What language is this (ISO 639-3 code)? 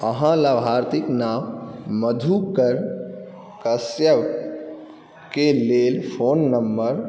mai